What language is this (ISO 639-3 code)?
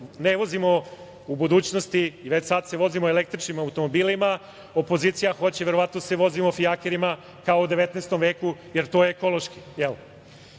srp